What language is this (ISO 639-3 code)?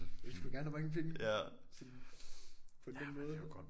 dan